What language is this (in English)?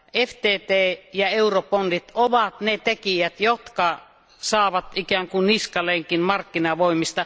Finnish